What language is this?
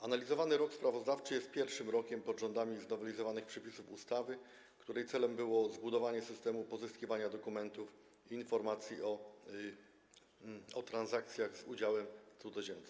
Polish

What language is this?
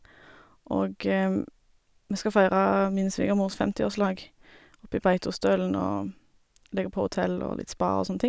Norwegian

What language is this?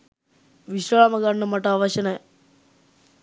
Sinhala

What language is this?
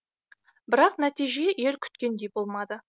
Kazakh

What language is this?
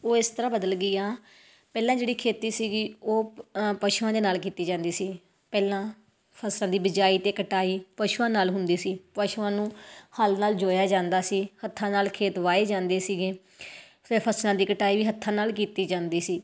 Punjabi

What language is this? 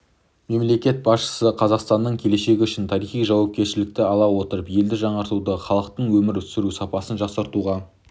Kazakh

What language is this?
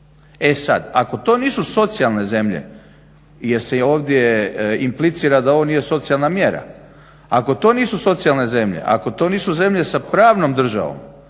Croatian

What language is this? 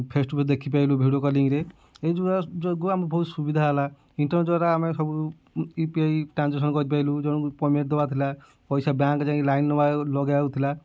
Odia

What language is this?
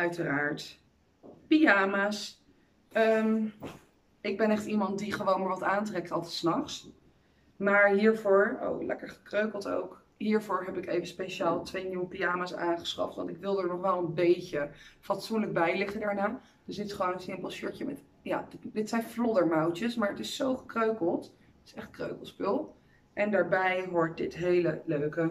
Dutch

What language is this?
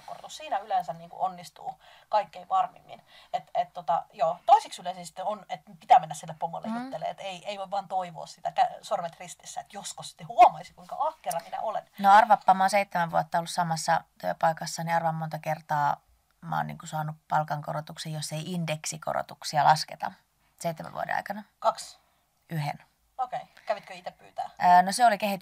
Finnish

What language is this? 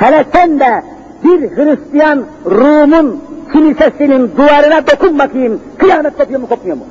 Turkish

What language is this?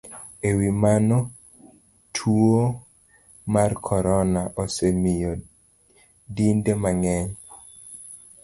Luo (Kenya and Tanzania)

